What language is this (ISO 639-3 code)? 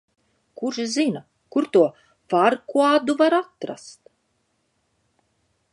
lav